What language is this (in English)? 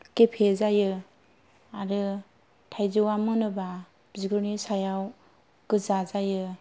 Bodo